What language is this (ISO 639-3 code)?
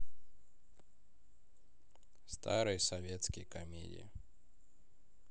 rus